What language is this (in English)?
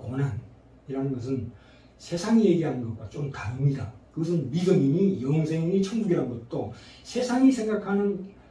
Korean